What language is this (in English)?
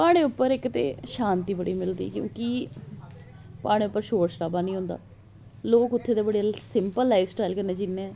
Dogri